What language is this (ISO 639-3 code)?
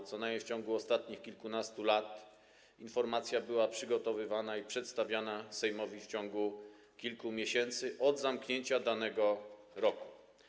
pol